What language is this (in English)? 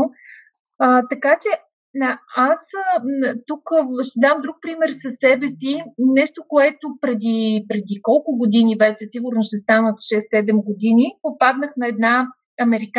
Bulgarian